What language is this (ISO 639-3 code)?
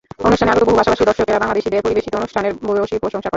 ben